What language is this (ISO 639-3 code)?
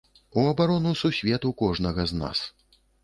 bel